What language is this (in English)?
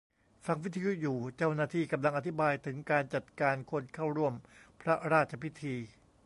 Thai